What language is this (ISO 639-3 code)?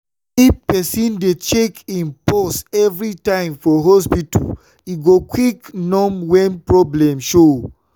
pcm